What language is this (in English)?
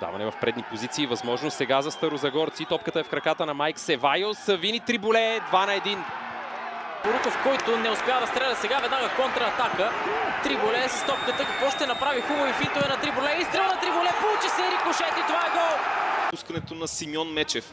Bulgarian